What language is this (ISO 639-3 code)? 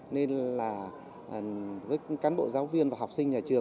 vie